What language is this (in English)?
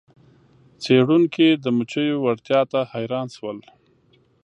Pashto